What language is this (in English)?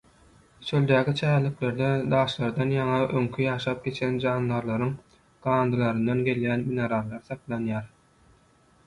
Turkmen